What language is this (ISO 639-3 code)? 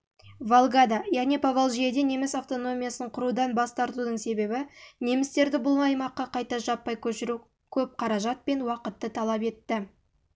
kaz